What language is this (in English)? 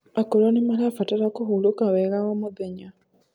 Kikuyu